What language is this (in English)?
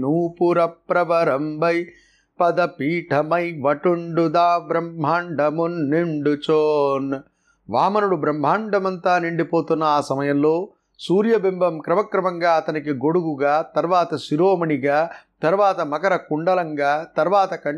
Telugu